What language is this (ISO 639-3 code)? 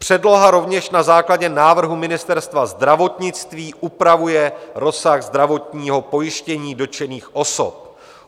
ces